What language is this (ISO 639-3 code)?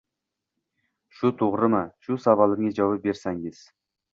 uzb